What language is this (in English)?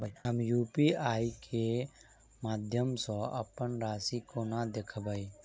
Maithili